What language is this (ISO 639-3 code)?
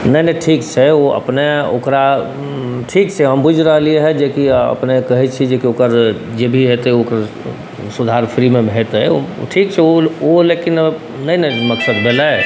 mai